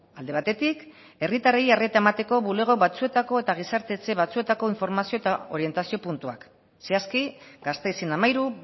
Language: Basque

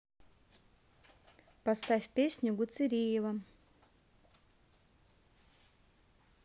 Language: Russian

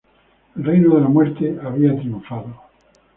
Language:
Spanish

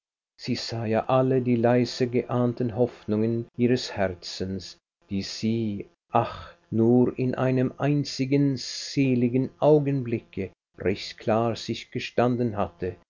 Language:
German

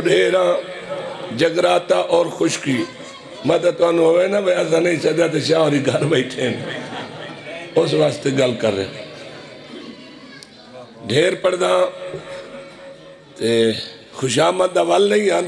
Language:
Arabic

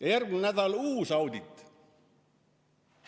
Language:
Estonian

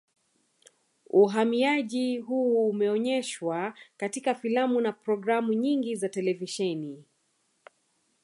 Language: Swahili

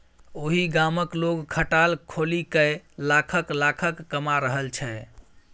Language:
Maithili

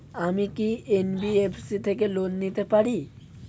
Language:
Bangla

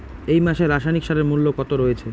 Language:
Bangla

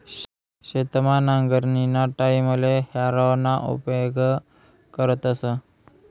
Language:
Marathi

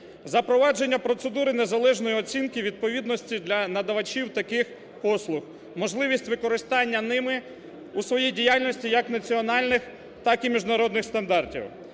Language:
Ukrainian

